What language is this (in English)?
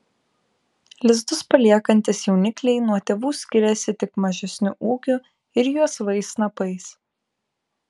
Lithuanian